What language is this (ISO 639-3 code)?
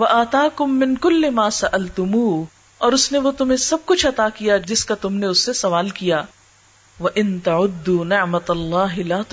urd